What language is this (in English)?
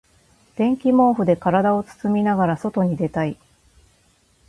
Japanese